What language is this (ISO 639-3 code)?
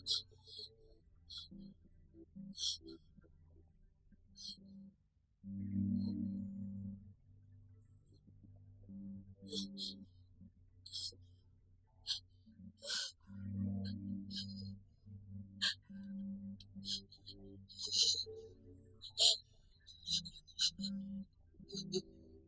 vie